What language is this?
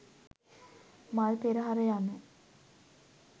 Sinhala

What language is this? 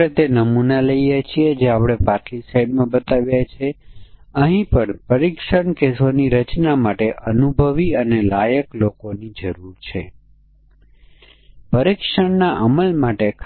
Gujarati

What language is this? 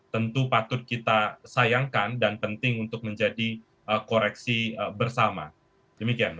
Indonesian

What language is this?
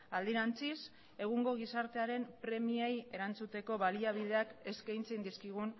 Basque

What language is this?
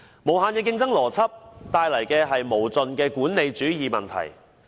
Cantonese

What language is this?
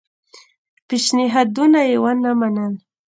Pashto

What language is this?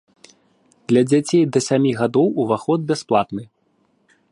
Belarusian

